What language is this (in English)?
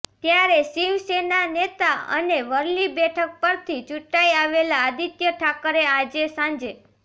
Gujarati